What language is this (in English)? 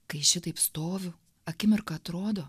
Lithuanian